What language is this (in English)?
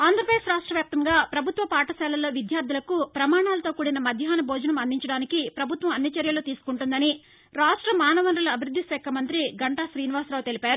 Telugu